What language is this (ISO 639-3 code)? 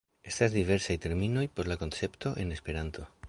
epo